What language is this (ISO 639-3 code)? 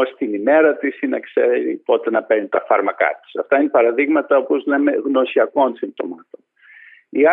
ell